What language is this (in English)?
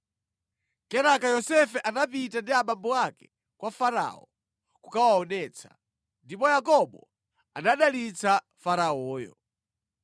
Nyanja